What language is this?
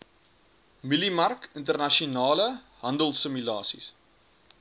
Afrikaans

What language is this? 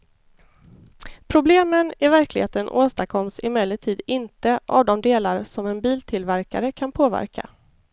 Swedish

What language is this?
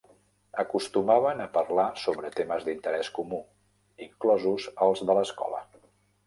Catalan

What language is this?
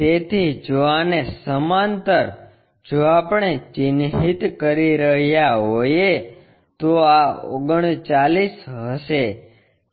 Gujarati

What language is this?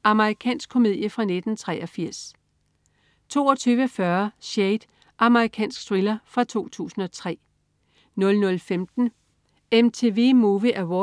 Danish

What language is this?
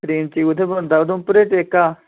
Dogri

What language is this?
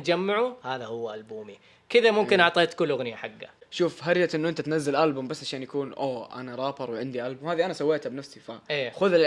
Arabic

